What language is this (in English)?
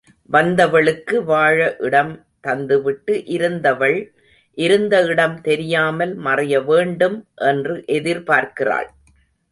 Tamil